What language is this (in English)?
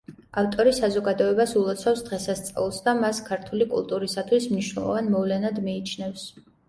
Georgian